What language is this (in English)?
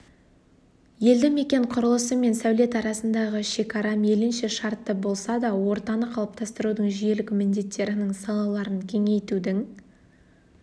Kazakh